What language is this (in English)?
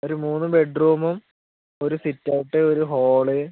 Malayalam